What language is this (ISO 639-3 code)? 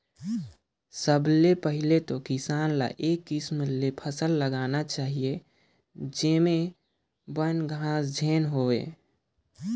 hne